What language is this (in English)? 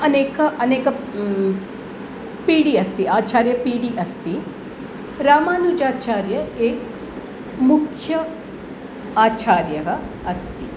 Sanskrit